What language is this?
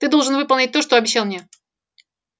Russian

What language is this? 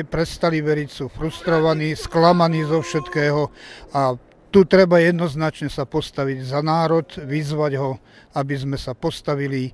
Slovak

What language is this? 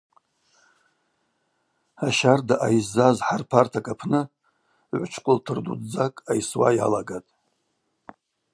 Abaza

